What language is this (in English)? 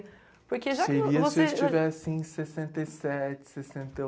Portuguese